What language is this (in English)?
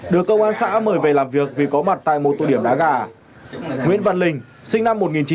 Vietnamese